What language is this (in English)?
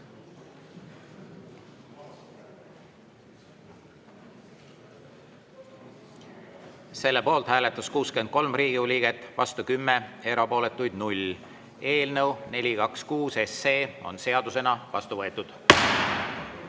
Estonian